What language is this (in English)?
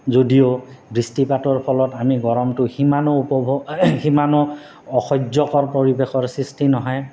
Assamese